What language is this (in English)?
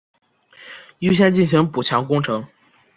Chinese